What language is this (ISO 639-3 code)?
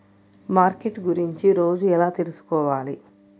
tel